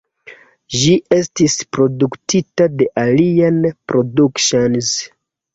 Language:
Esperanto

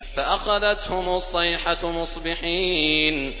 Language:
Arabic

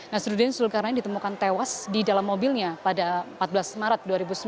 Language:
Indonesian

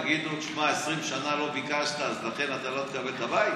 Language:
Hebrew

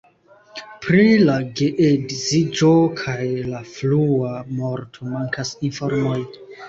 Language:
Esperanto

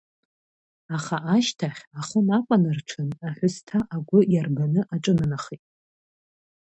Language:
Abkhazian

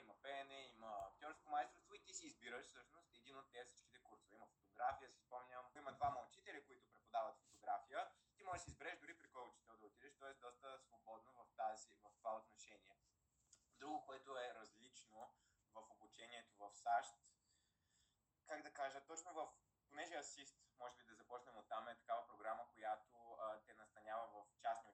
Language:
Bulgarian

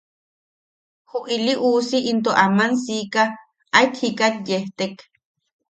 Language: Yaqui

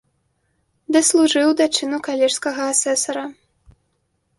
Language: Belarusian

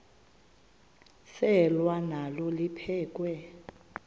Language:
Xhosa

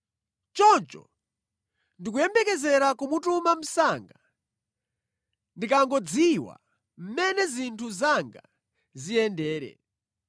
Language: Nyanja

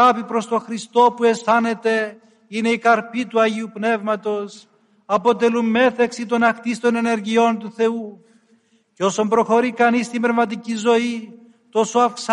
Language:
Greek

